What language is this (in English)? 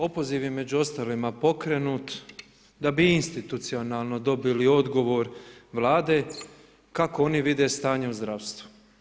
Croatian